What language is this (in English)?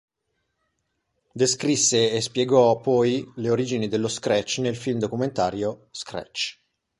Italian